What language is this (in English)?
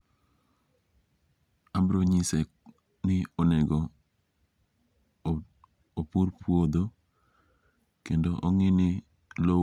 Luo (Kenya and Tanzania)